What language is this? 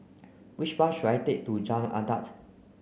English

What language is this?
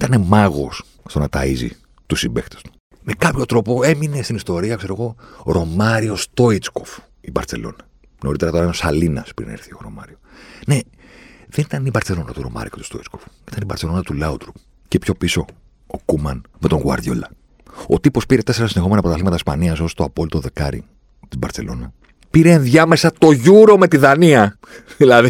Greek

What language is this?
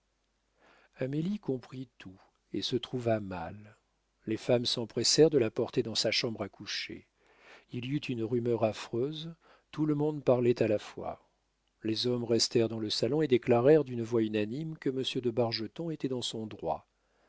French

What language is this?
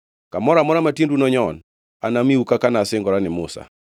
Luo (Kenya and Tanzania)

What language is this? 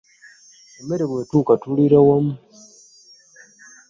Ganda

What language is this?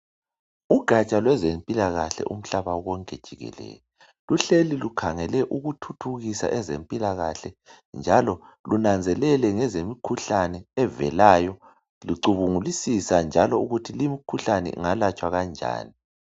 North Ndebele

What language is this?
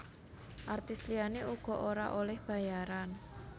Javanese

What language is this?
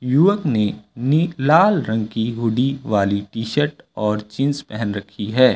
Hindi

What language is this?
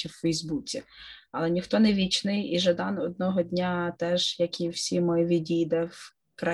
Ukrainian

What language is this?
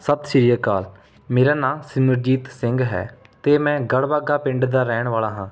Punjabi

